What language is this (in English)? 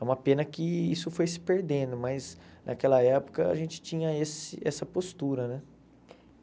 Portuguese